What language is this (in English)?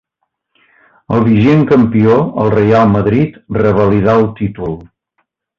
Catalan